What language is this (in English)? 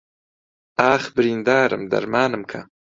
Central Kurdish